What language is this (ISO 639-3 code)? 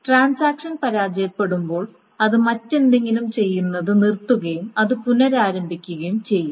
mal